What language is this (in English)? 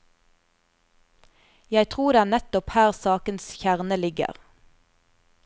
Norwegian